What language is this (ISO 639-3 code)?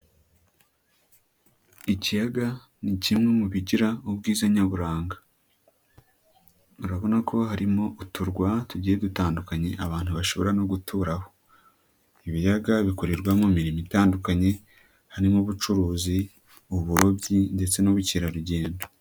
kin